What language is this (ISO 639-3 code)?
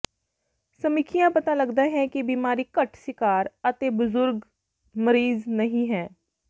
pan